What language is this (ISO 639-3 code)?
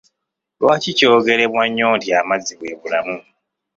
lug